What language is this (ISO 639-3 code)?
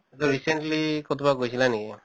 asm